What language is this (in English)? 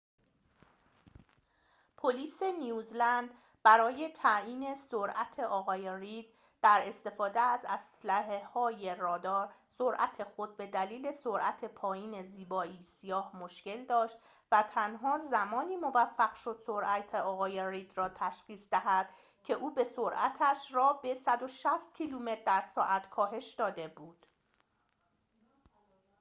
Persian